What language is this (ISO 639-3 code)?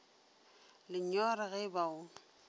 nso